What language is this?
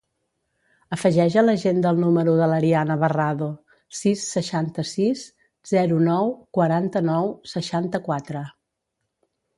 Catalan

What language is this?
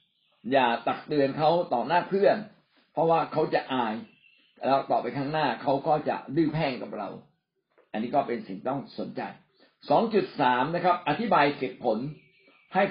Thai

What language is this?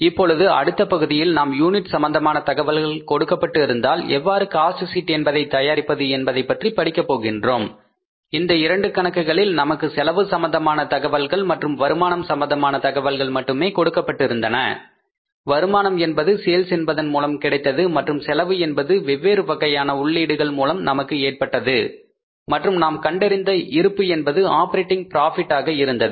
Tamil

